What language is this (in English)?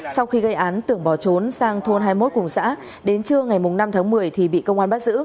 Vietnamese